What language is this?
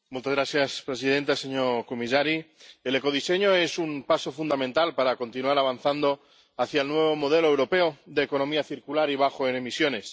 Spanish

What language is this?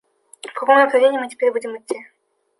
Russian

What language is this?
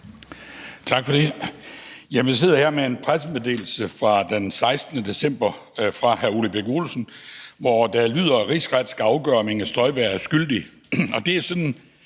Danish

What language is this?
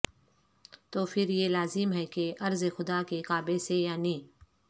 Urdu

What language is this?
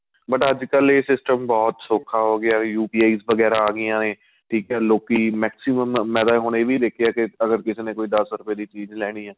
Punjabi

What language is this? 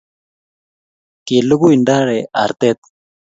Kalenjin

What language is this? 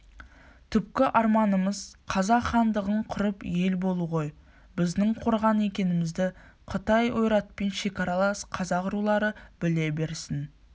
Kazakh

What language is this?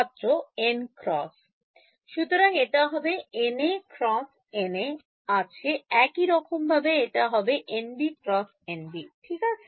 Bangla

